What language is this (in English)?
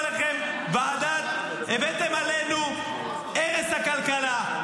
Hebrew